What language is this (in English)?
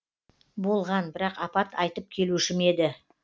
Kazakh